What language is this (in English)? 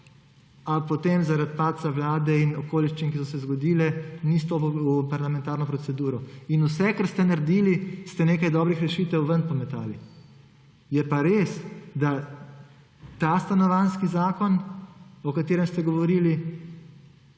Slovenian